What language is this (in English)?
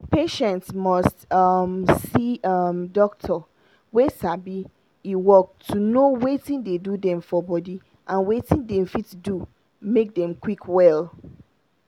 Nigerian Pidgin